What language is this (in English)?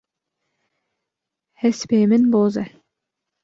Kurdish